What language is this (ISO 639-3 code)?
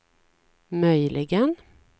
swe